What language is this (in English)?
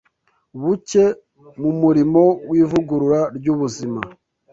Kinyarwanda